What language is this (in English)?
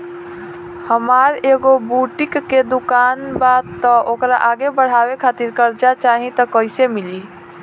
Bhojpuri